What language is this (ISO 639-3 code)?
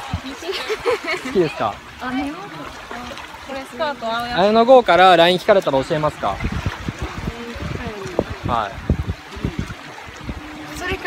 jpn